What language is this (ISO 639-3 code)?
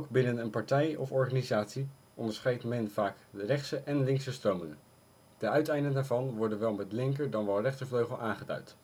nld